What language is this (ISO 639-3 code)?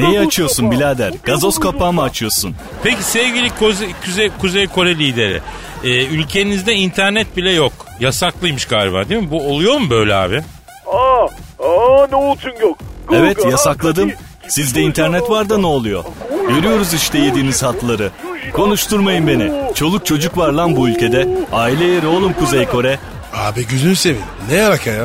tur